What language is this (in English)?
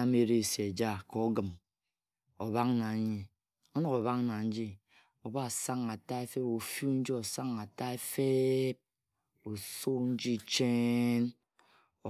Ejagham